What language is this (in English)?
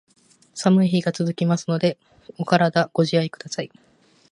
Japanese